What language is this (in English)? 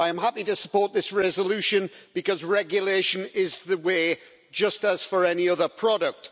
English